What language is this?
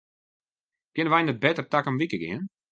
Western Frisian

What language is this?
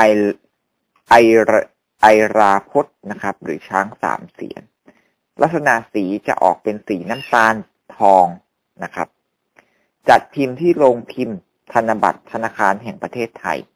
Thai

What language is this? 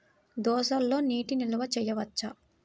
Telugu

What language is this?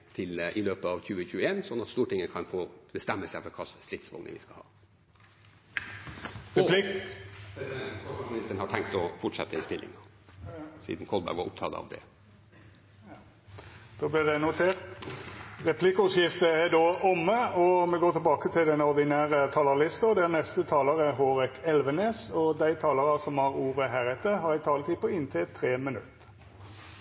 Norwegian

